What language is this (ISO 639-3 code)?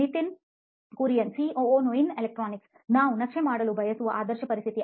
kan